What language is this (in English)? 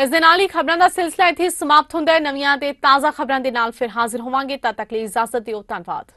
Hindi